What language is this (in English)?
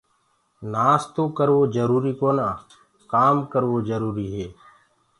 Gurgula